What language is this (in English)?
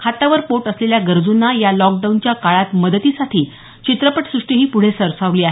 Marathi